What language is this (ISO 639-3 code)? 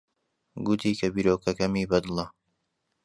ckb